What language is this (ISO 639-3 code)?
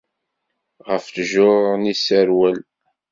kab